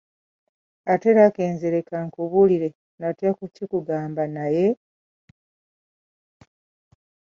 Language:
Ganda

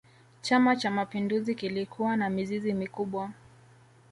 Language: Swahili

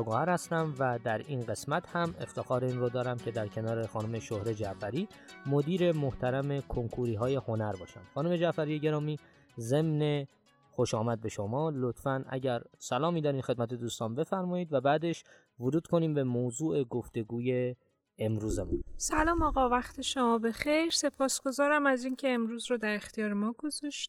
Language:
Persian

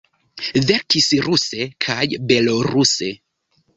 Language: Esperanto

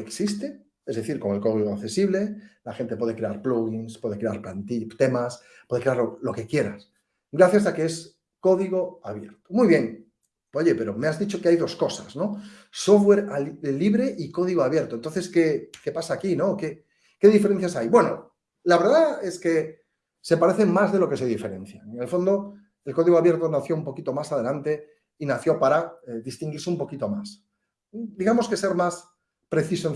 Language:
Spanish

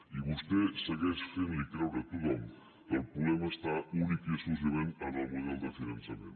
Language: Catalan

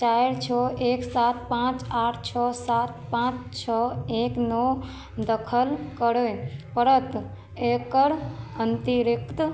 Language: Maithili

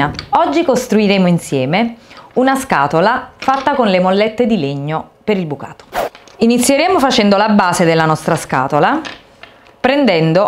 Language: Italian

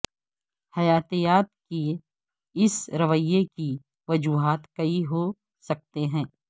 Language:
Urdu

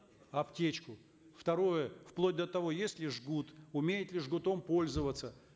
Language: Kazakh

